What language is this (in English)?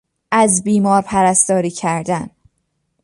Persian